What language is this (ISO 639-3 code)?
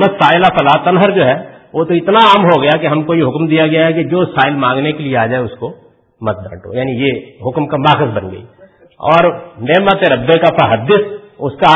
urd